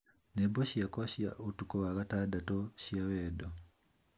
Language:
Kikuyu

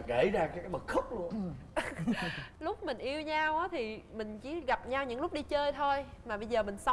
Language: Vietnamese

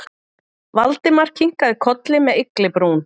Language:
Icelandic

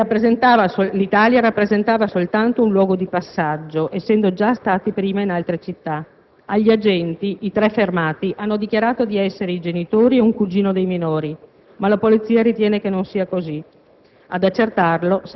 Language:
Italian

